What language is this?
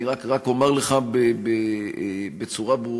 Hebrew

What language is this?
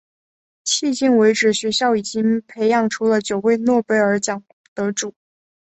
Chinese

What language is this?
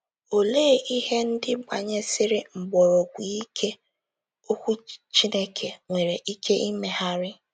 Igbo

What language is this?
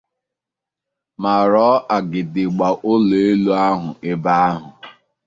Igbo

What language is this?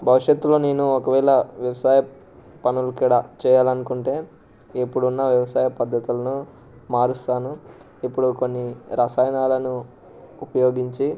Telugu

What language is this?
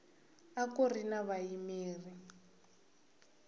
Tsonga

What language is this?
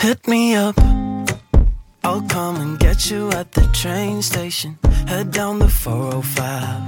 Korean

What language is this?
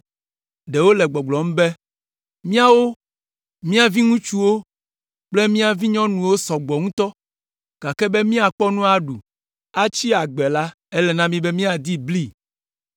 Ewe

